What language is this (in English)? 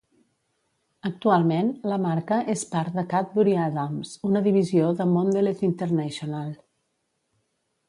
Catalan